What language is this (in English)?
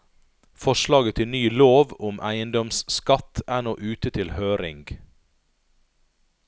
Norwegian